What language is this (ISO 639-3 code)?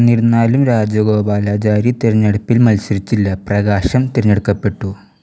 mal